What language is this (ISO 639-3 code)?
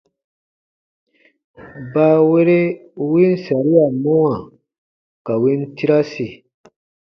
bba